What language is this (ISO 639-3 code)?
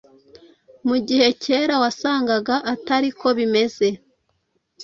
kin